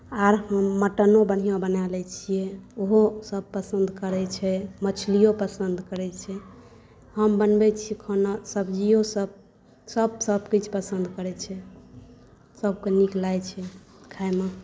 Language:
Maithili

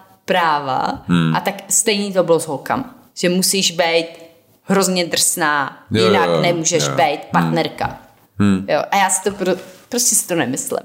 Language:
Czech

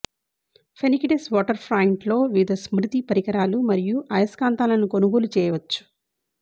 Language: Telugu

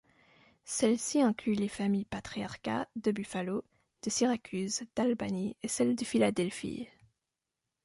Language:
French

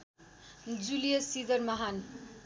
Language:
Nepali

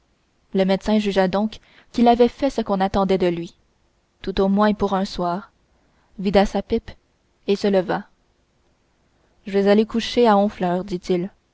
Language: French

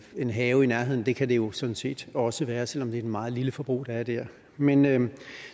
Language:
Danish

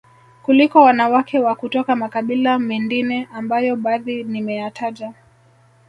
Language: Swahili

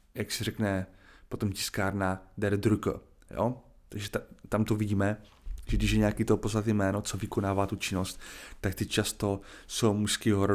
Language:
Czech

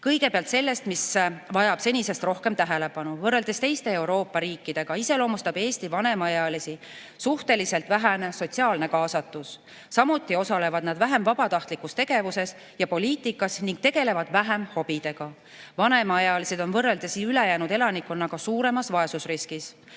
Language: Estonian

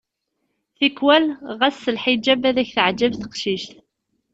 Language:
Kabyle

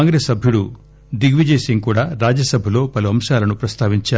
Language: Telugu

